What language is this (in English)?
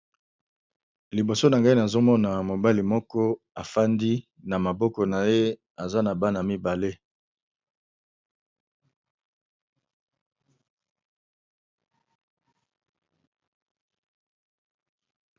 Lingala